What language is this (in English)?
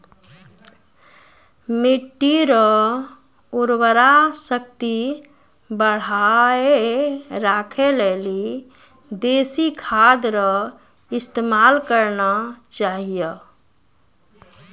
Maithili